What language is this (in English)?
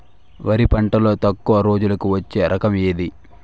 Telugu